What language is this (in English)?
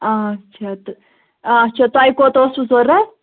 Kashmiri